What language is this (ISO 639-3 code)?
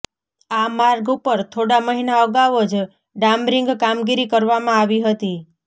guj